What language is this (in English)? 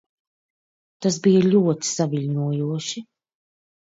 Latvian